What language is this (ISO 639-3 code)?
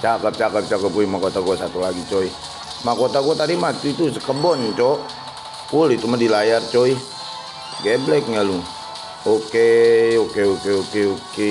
ind